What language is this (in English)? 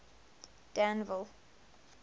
English